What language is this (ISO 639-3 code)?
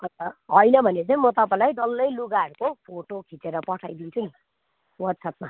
nep